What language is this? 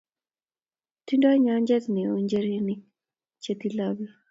Kalenjin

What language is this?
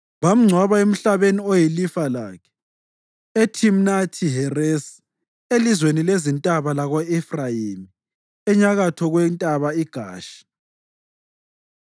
North Ndebele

